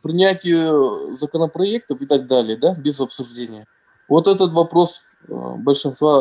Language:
Russian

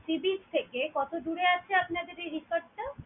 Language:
Bangla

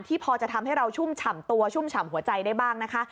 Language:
Thai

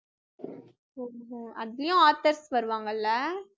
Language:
Tamil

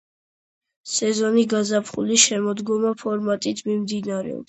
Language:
Georgian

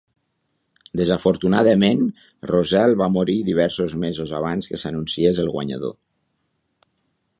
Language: Catalan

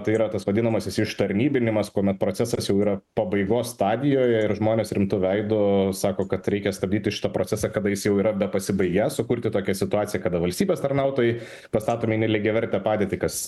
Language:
Lithuanian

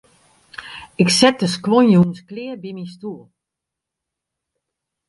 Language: Western Frisian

